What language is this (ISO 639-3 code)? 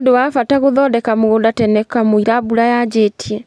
kik